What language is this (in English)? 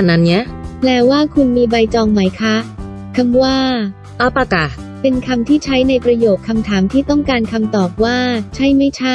Thai